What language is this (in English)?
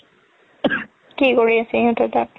Assamese